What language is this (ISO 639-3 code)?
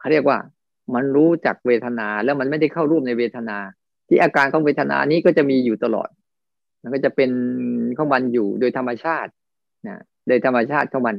tha